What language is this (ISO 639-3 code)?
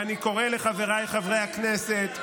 heb